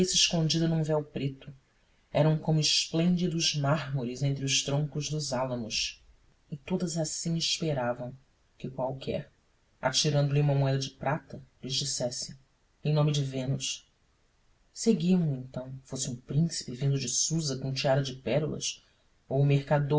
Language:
Portuguese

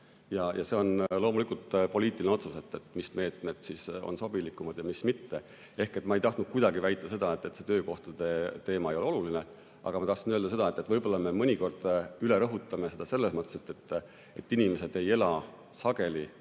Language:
Estonian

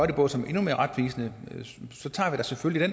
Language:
Danish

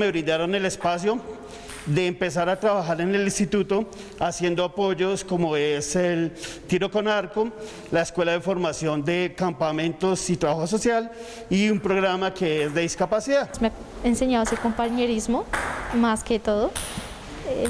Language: Spanish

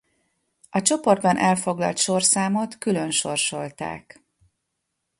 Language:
Hungarian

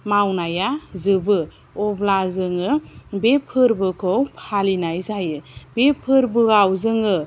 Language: Bodo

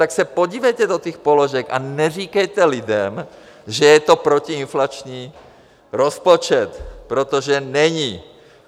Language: Czech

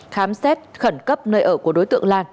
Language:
Vietnamese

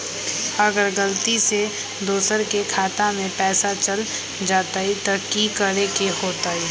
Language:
Magahi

